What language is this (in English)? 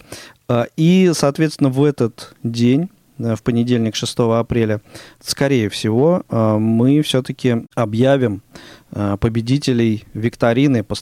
Russian